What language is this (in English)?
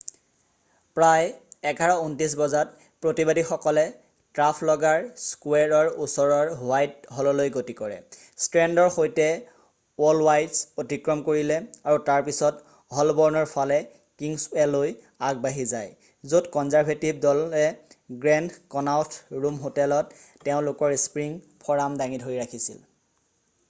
Assamese